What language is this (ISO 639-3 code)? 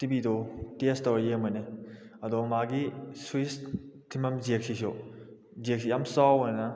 mni